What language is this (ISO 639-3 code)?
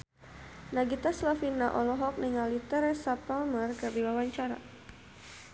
sun